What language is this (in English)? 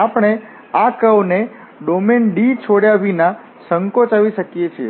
Gujarati